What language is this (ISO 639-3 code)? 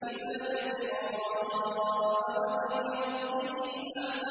ara